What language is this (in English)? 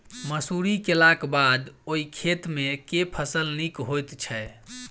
Maithili